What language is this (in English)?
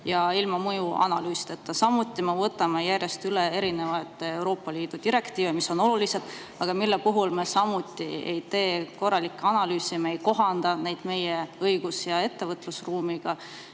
Estonian